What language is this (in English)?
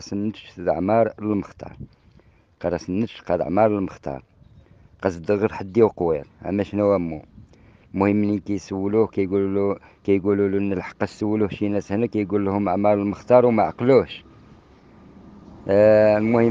Arabic